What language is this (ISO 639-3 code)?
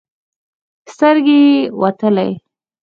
pus